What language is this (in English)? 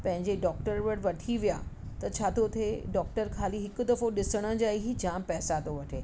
Sindhi